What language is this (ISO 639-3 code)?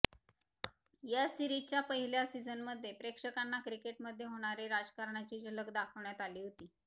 mar